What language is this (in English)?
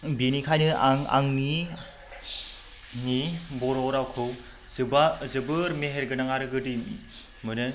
Bodo